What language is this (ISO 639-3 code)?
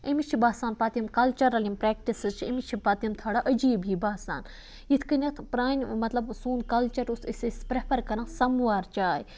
kas